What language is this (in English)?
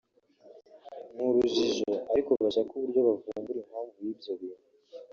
Kinyarwanda